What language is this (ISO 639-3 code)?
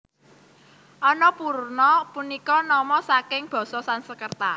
jav